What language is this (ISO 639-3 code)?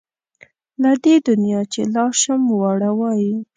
pus